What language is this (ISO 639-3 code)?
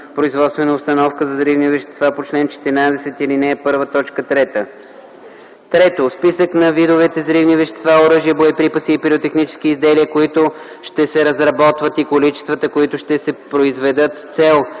bul